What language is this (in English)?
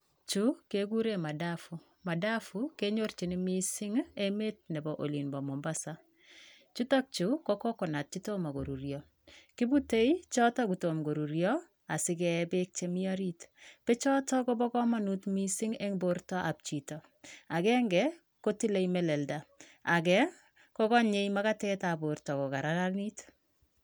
Kalenjin